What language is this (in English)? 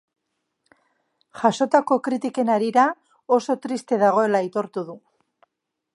Basque